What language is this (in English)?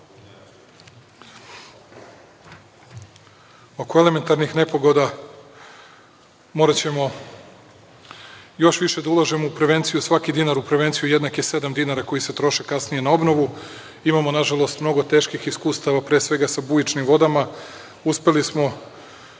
Serbian